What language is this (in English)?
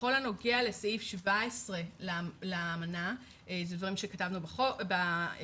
Hebrew